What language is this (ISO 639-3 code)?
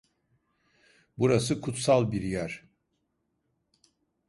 tur